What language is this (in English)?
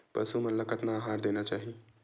Chhattisgarhi